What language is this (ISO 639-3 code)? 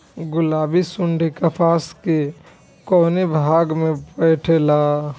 bho